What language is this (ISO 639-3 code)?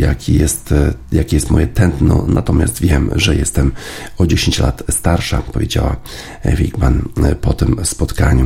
pol